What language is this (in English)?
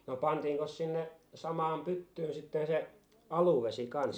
Finnish